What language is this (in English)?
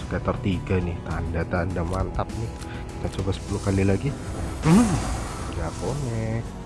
Indonesian